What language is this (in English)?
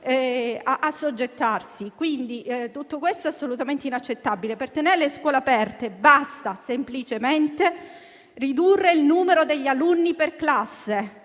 Italian